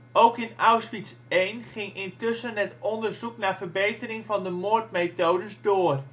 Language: Dutch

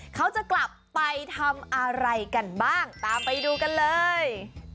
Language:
Thai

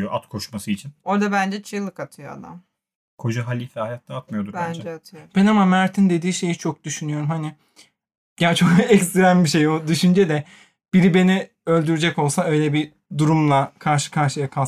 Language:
Turkish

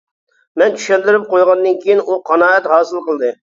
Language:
Uyghur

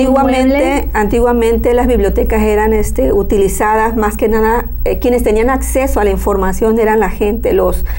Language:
Spanish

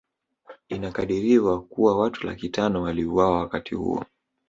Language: Swahili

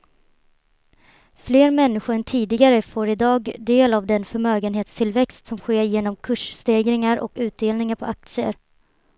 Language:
Swedish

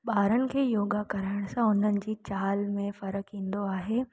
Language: Sindhi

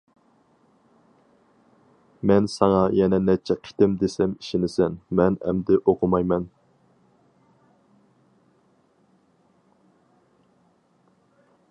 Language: Uyghur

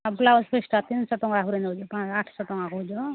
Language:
Odia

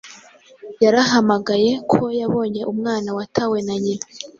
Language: Kinyarwanda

